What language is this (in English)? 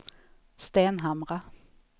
Swedish